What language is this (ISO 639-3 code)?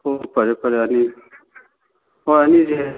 mni